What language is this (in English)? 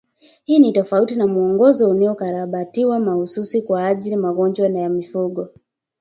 Swahili